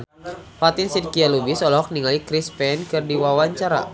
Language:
Sundanese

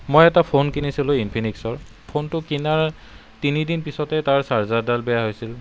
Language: Assamese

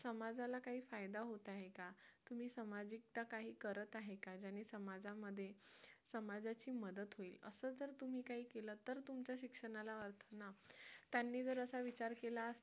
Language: Marathi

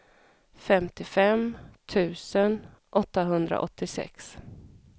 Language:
Swedish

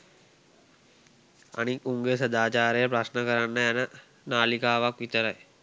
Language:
Sinhala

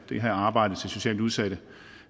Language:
Danish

